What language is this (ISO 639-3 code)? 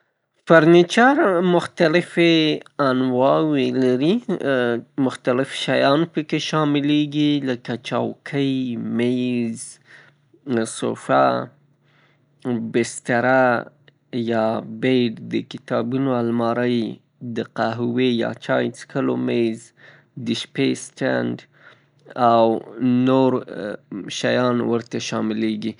pus